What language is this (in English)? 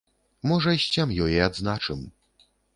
Belarusian